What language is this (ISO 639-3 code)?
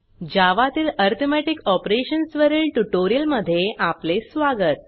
mar